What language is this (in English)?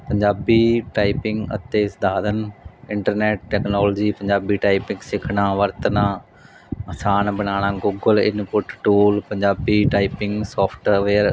Punjabi